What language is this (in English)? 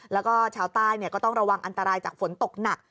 Thai